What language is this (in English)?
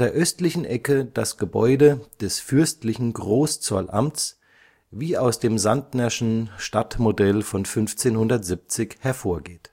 German